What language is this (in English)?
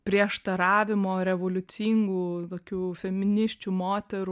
Lithuanian